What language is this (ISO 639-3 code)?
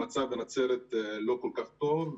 heb